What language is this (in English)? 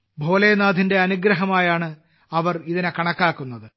Malayalam